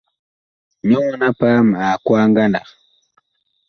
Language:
Bakoko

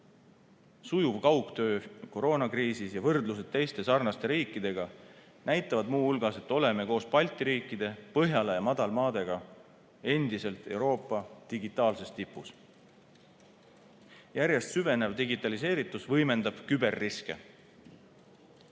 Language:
Estonian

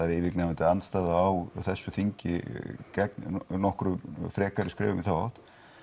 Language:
Icelandic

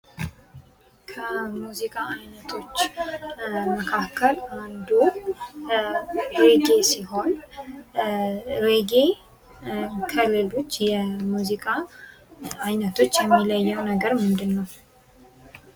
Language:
Amharic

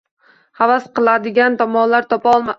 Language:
Uzbek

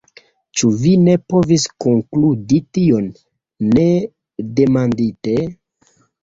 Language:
Esperanto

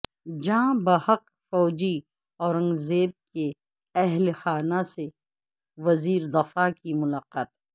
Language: Urdu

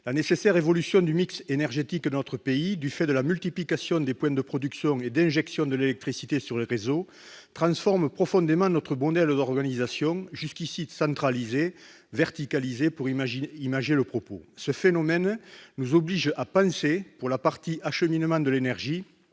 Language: French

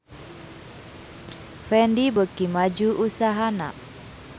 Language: Sundanese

